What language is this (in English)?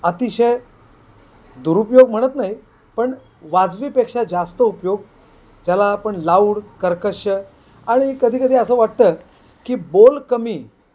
Marathi